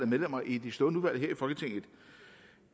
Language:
Danish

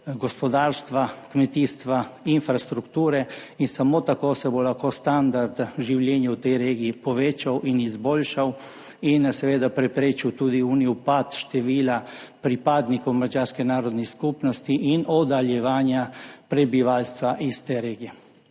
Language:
Slovenian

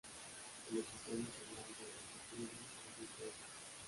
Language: Spanish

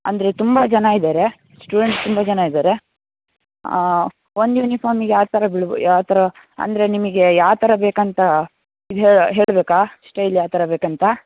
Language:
Kannada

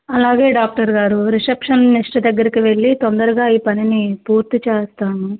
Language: Telugu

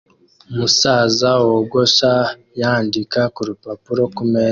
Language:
Kinyarwanda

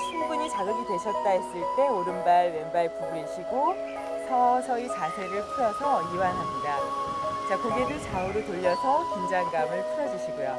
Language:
Korean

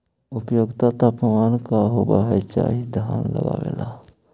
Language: Magahi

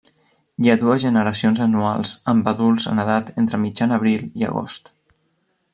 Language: Catalan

